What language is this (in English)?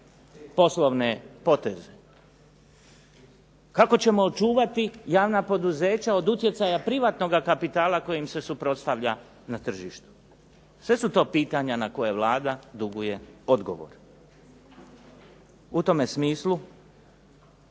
Croatian